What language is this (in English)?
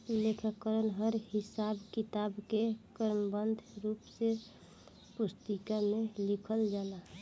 Bhojpuri